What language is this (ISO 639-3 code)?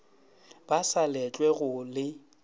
nso